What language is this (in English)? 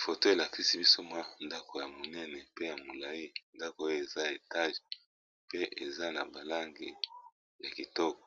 Lingala